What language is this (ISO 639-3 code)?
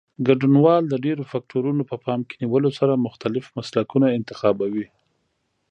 pus